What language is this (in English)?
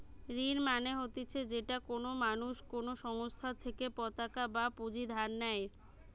Bangla